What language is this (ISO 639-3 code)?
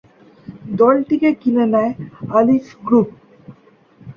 ben